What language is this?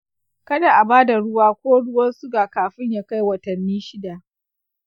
Hausa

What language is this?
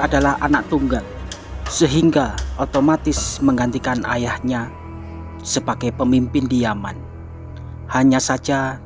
Indonesian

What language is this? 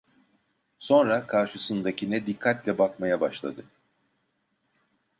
Turkish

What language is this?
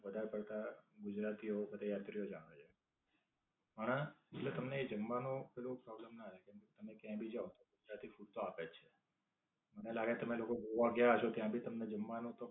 Gujarati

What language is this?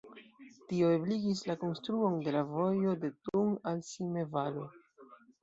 Esperanto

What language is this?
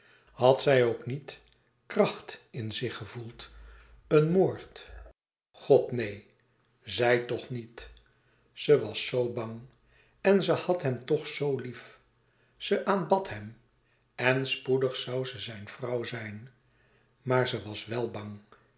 Dutch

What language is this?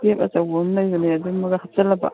Manipuri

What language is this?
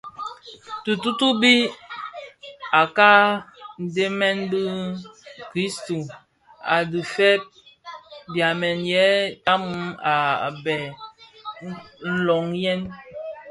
Bafia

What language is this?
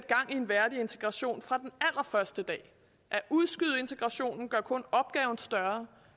Danish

